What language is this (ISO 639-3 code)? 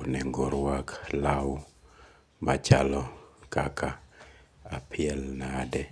luo